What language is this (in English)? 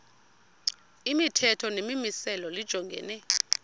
Xhosa